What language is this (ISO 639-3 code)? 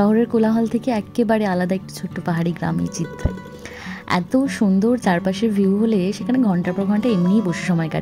ben